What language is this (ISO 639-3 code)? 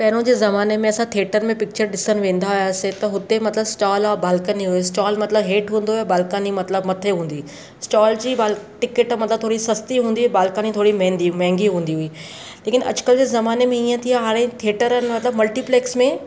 snd